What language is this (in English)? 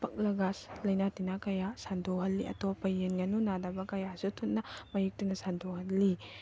Manipuri